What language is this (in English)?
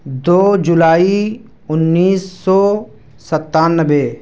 Urdu